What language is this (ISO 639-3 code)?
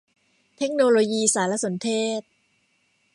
tha